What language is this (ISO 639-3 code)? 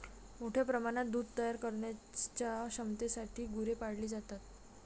mar